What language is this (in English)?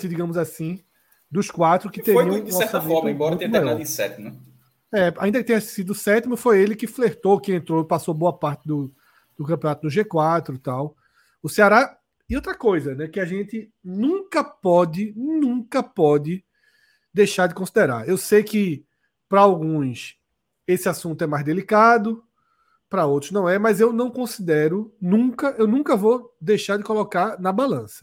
Portuguese